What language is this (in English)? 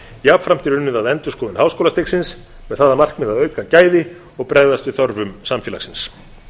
Icelandic